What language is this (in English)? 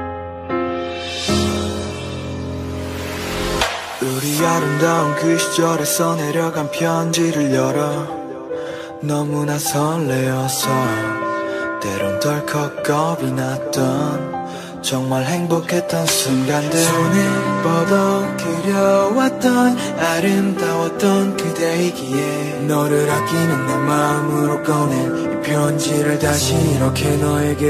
Korean